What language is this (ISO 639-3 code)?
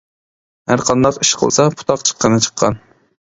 uig